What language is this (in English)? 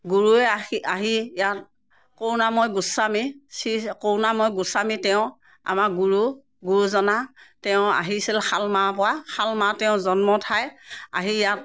Assamese